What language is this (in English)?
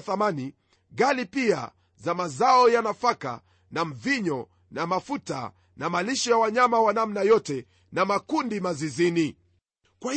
Swahili